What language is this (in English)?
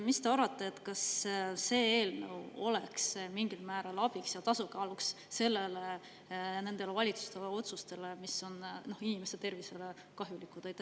Estonian